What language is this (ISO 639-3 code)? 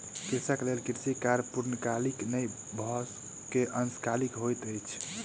mai